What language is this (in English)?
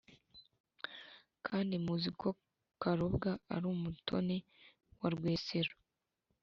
Kinyarwanda